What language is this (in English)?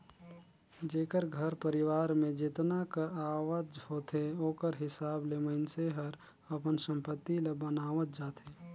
Chhattisgarhi